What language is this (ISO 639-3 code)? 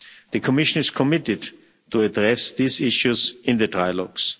eng